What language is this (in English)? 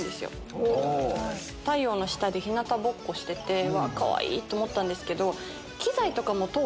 Japanese